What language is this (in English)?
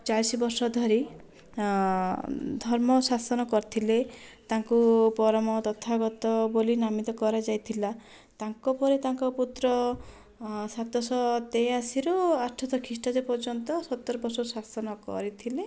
Odia